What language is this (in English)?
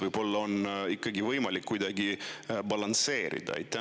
Estonian